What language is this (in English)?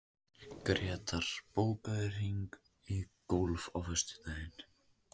Icelandic